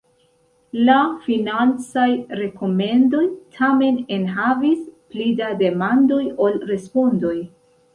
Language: Esperanto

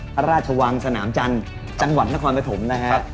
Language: Thai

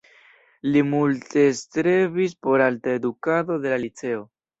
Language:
Esperanto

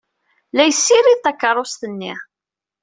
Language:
Kabyle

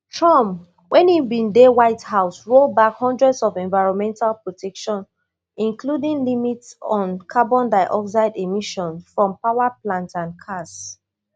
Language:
Nigerian Pidgin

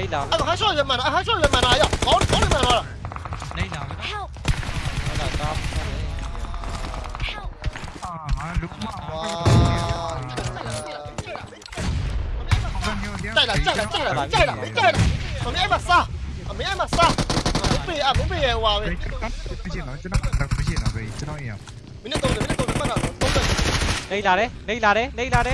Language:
Thai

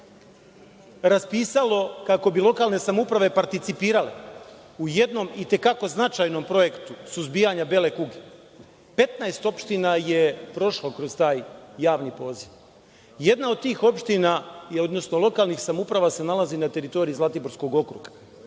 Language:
Serbian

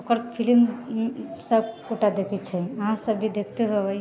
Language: Maithili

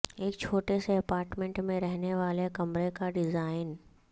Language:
Urdu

